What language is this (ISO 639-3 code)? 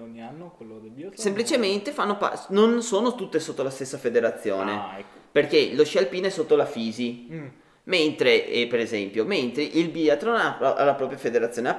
ita